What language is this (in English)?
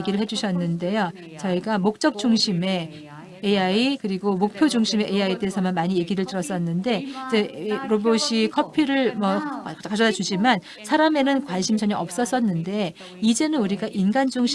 Korean